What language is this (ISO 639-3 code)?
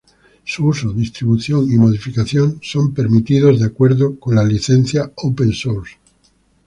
spa